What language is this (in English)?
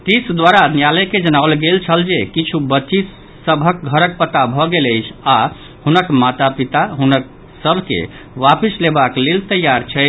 Maithili